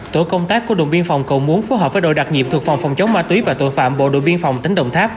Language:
Vietnamese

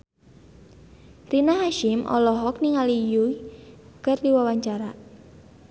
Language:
Sundanese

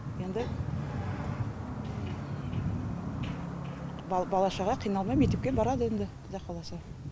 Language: Kazakh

